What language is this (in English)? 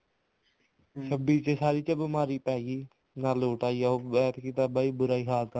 Punjabi